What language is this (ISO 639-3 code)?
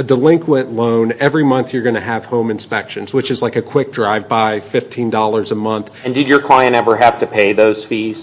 eng